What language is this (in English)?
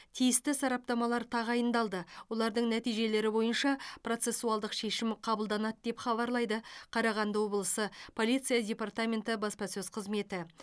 Kazakh